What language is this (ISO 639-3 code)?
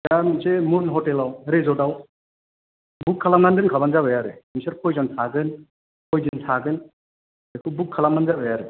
brx